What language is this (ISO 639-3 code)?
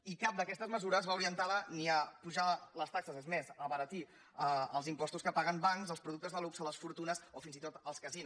cat